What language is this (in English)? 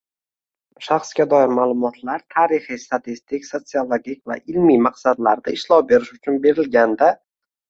Uzbek